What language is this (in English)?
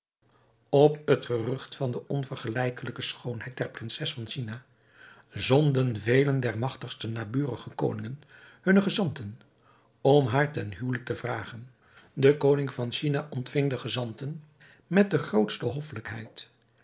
Dutch